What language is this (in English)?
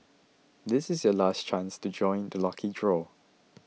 English